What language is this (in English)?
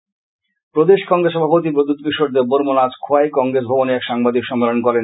Bangla